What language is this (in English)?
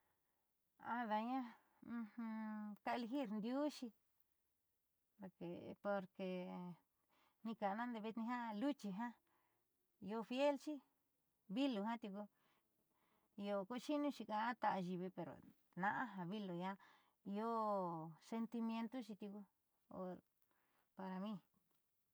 Southeastern Nochixtlán Mixtec